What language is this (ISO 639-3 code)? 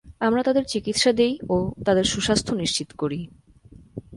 ben